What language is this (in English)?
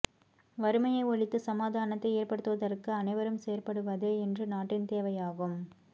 Tamil